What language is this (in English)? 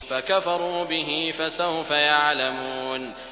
Arabic